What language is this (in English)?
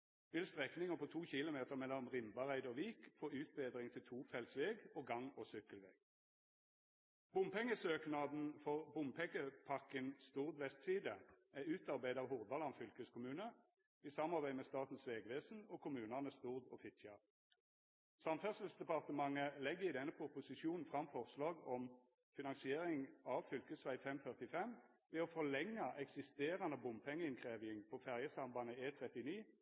Norwegian Nynorsk